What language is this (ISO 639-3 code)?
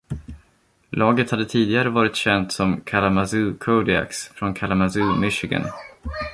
swe